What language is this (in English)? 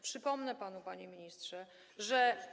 Polish